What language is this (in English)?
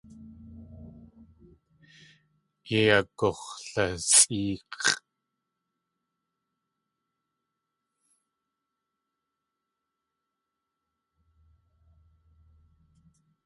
Tlingit